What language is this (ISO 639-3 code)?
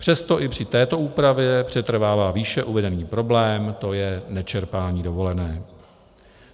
ces